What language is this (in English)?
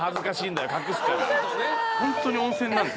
Japanese